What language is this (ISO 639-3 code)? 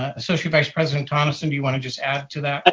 eng